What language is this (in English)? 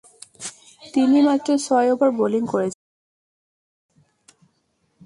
Bangla